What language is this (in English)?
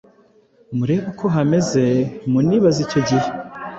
Kinyarwanda